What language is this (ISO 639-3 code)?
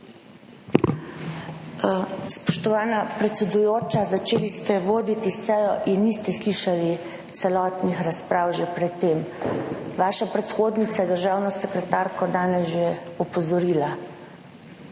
slv